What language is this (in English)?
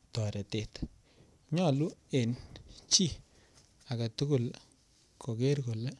Kalenjin